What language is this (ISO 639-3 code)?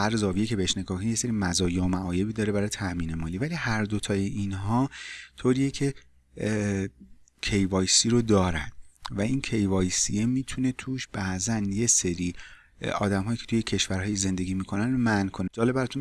fas